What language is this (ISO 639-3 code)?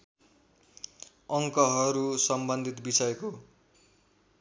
nep